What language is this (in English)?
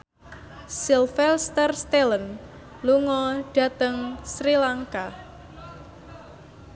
Javanese